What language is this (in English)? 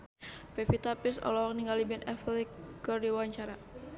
Sundanese